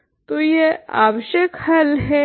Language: Hindi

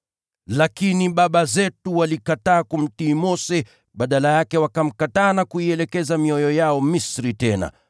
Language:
Swahili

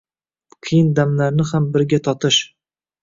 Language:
Uzbek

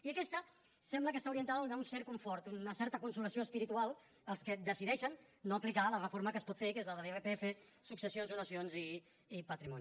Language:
Catalan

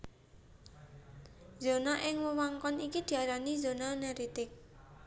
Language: Javanese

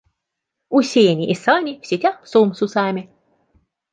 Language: Russian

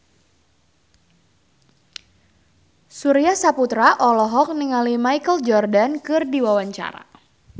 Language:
Sundanese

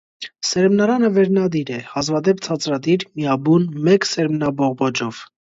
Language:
Armenian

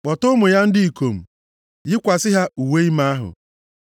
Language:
Igbo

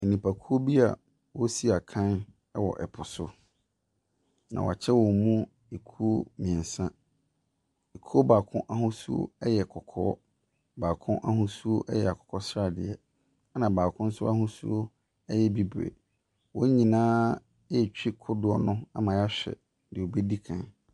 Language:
Akan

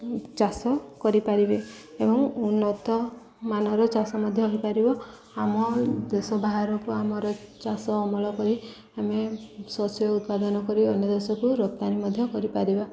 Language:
Odia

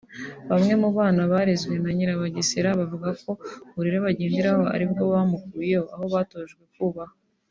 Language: Kinyarwanda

